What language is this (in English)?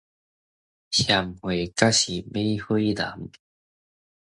Min Nan Chinese